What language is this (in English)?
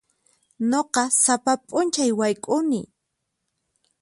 Puno Quechua